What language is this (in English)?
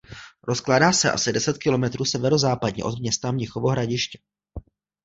Czech